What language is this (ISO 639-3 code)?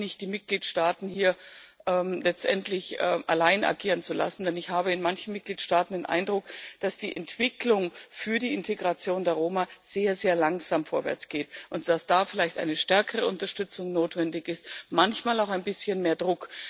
deu